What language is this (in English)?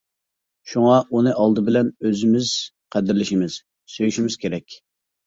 Uyghur